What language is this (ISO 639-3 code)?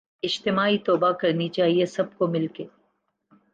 urd